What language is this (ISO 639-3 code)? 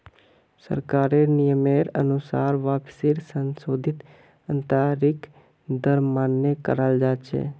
mag